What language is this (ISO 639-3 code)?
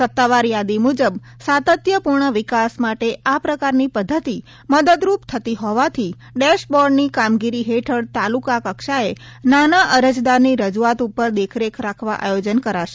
guj